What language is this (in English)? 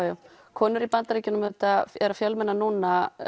Icelandic